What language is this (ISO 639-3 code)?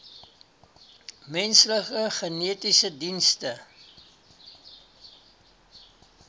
afr